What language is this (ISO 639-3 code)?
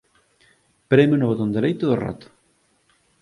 glg